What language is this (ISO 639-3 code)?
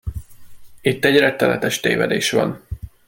hun